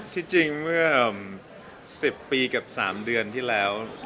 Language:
Thai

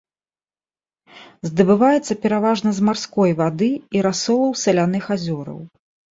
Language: Belarusian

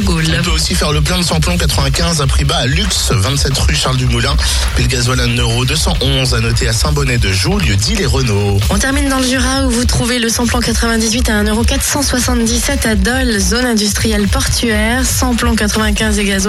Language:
French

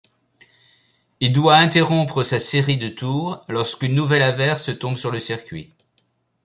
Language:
French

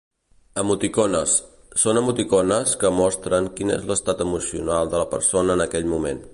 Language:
Catalan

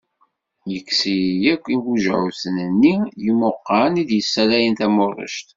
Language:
Kabyle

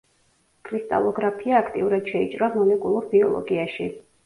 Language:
Georgian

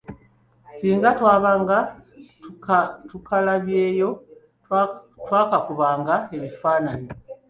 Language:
Ganda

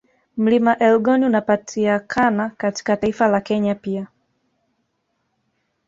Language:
Swahili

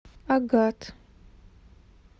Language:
Russian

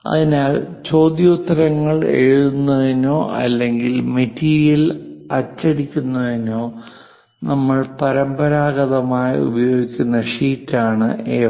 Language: Malayalam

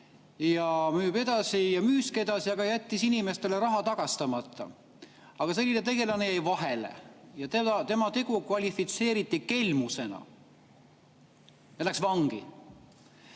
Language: Estonian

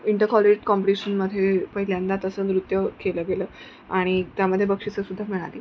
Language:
Marathi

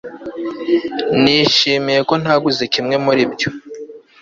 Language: Kinyarwanda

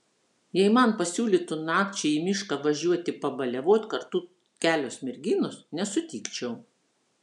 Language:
Lithuanian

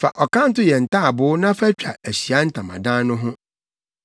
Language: Akan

